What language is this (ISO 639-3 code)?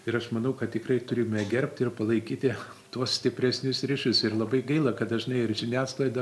lit